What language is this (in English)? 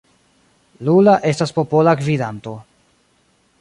Esperanto